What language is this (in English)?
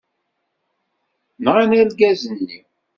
Kabyle